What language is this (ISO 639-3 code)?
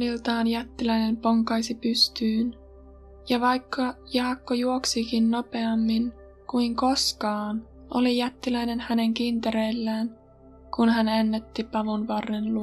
fin